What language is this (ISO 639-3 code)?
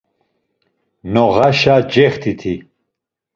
lzz